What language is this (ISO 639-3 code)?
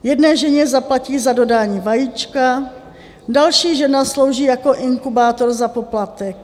ces